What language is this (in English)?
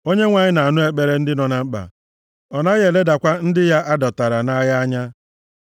Igbo